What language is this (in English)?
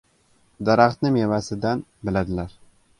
Uzbek